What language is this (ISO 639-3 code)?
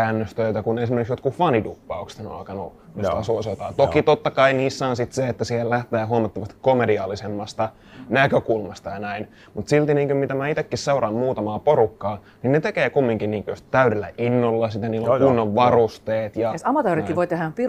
fin